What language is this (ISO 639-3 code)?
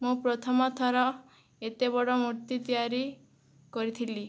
ori